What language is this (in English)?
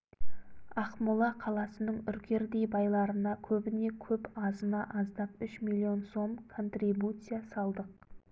Kazakh